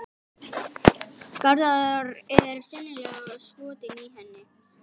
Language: Icelandic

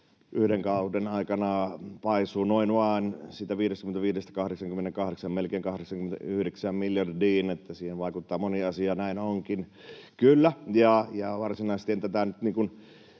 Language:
Finnish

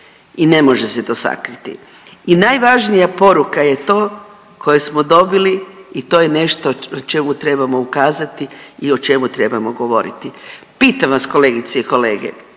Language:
Croatian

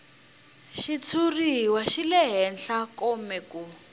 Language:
Tsonga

